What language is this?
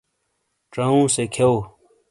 Shina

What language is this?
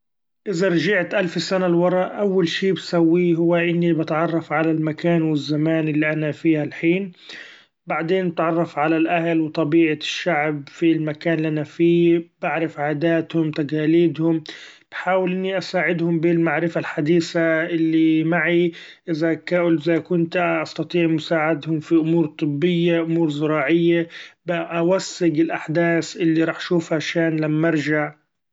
Gulf Arabic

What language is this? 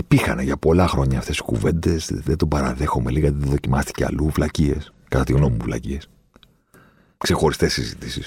Greek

